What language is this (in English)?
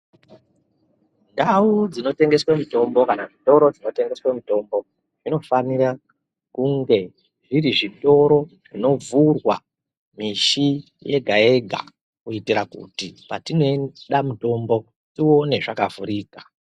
Ndau